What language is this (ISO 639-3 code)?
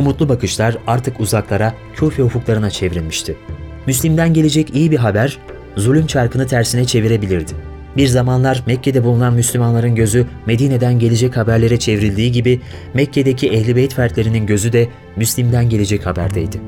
tur